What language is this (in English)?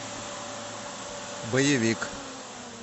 Russian